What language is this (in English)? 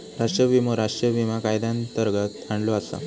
Marathi